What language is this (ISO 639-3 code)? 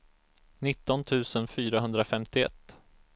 swe